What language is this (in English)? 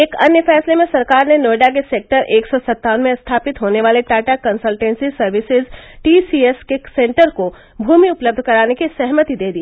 Hindi